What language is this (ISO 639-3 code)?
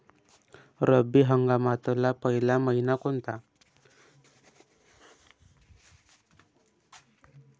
mar